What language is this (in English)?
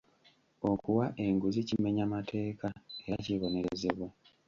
Ganda